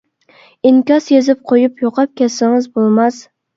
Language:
Uyghur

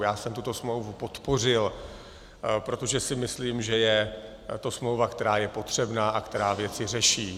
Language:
Czech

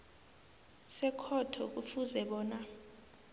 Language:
South Ndebele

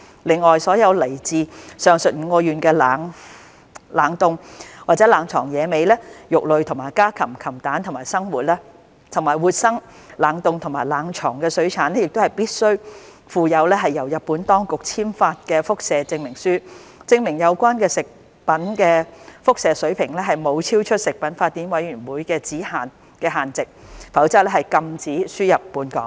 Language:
Cantonese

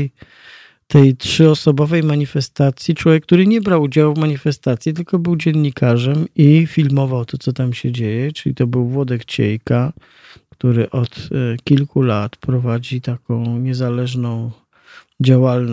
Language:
Polish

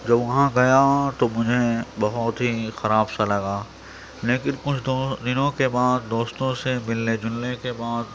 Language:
Urdu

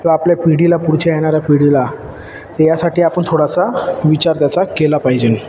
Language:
Marathi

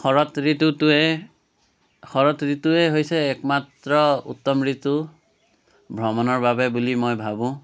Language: Assamese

